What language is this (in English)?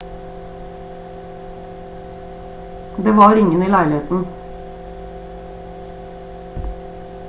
Norwegian Bokmål